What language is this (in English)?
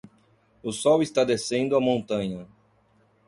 Portuguese